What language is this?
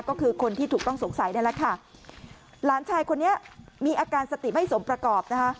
Thai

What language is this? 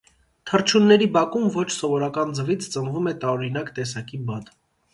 Armenian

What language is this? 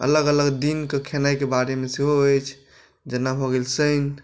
Maithili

